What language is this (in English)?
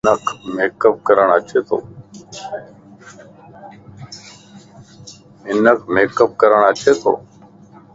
Lasi